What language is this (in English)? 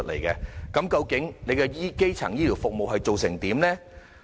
Cantonese